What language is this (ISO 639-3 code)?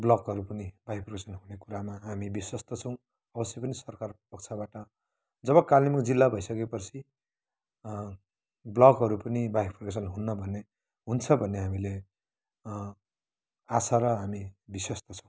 nep